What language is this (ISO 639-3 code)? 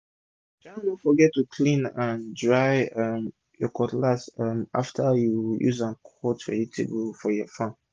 pcm